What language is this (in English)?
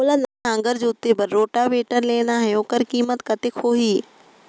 Chhattisgarhi